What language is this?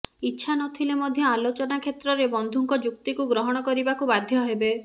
Odia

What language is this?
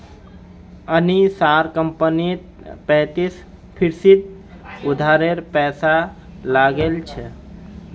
Magahi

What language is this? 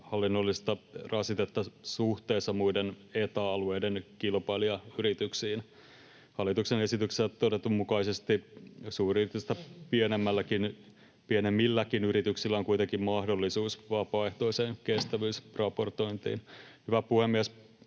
Finnish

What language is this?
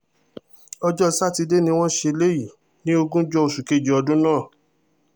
Yoruba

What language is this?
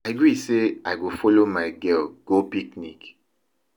Nigerian Pidgin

